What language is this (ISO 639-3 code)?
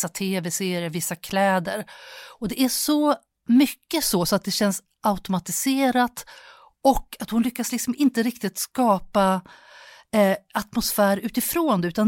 swe